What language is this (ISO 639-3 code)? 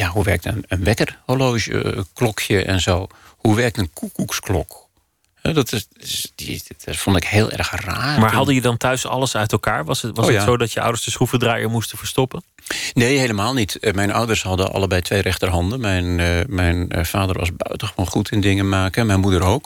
nld